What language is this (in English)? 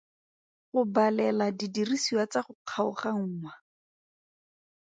Tswana